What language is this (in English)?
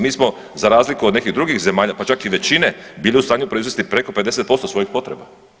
Croatian